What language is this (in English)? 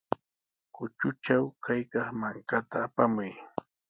Sihuas Ancash Quechua